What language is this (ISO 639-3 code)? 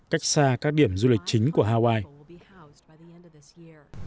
vie